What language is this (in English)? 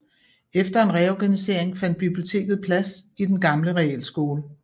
Danish